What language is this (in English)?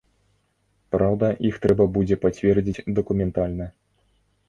Belarusian